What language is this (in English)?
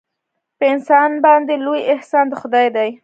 Pashto